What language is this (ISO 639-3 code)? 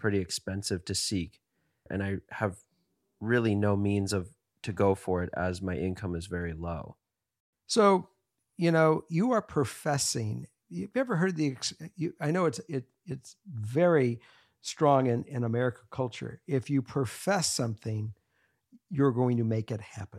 eng